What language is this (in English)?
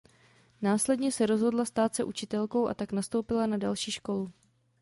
Czech